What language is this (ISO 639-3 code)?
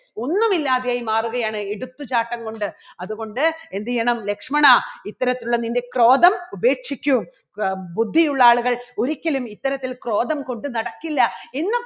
mal